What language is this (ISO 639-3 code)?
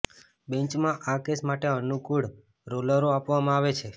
guj